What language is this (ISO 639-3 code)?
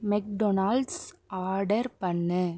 tam